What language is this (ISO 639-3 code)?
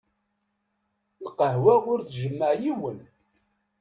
kab